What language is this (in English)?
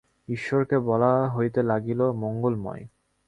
Bangla